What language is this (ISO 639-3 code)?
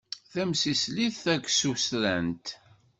kab